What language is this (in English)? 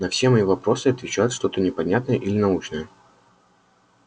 Russian